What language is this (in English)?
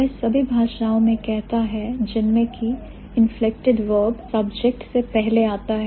Hindi